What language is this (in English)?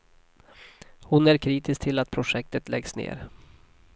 Swedish